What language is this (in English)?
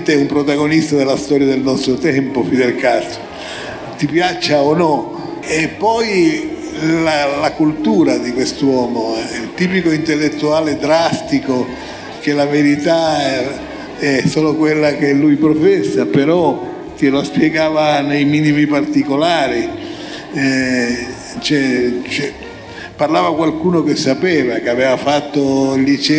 Italian